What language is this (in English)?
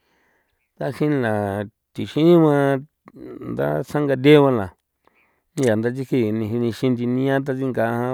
San Felipe Otlaltepec Popoloca